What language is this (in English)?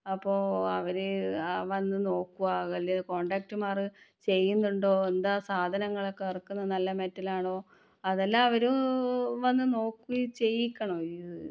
Malayalam